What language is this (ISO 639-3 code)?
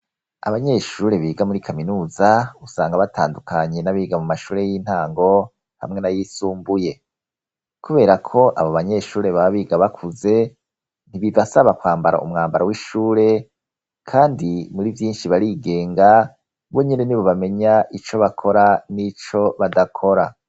run